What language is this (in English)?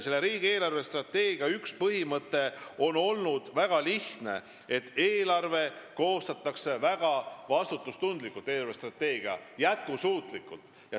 Estonian